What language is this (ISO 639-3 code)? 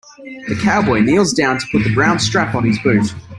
eng